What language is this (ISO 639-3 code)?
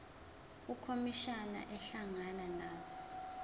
zul